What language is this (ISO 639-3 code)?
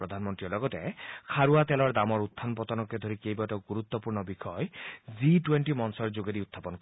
asm